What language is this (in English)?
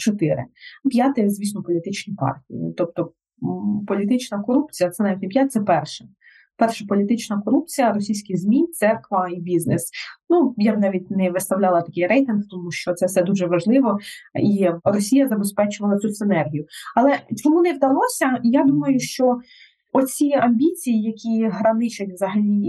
Ukrainian